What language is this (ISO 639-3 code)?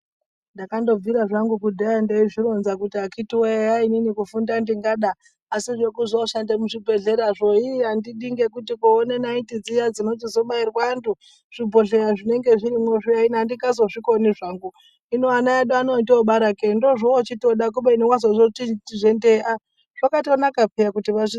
ndc